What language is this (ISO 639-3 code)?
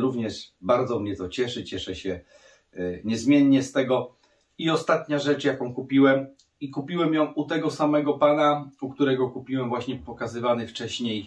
pol